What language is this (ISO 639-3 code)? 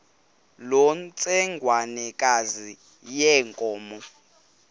xho